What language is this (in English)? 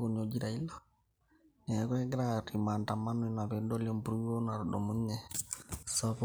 Masai